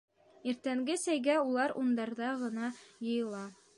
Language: Bashkir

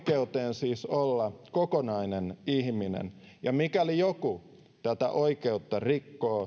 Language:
Finnish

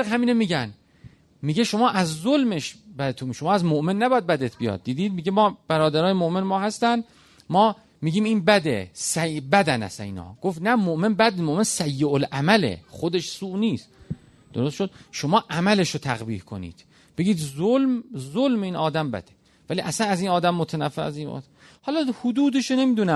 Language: Persian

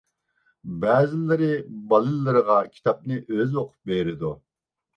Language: Uyghur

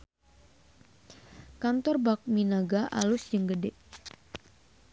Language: Sundanese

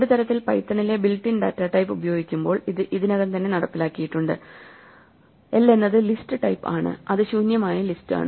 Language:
Malayalam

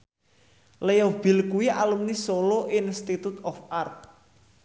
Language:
Javanese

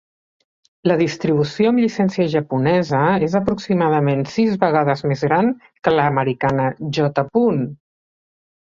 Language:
Catalan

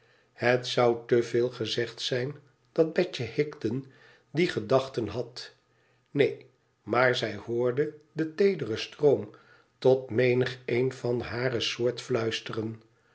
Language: Dutch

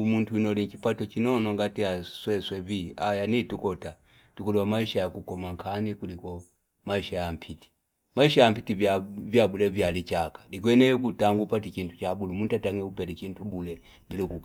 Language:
Fipa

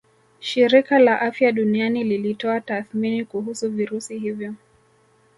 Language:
Swahili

